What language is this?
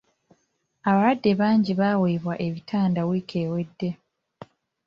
Ganda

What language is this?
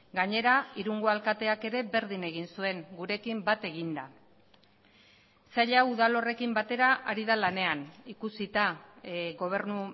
Basque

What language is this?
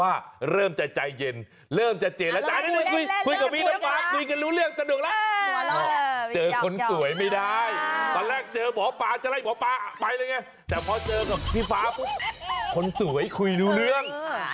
Thai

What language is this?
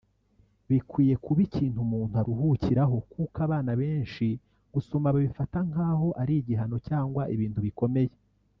Kinyarwanda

